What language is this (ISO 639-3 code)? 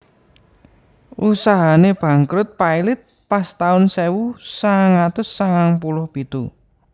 jav